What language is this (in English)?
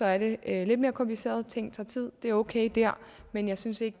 Danish